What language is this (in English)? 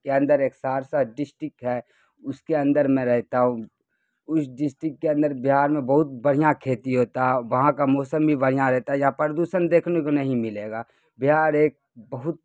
Urdu